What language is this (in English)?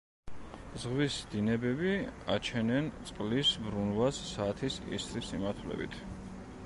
Georgian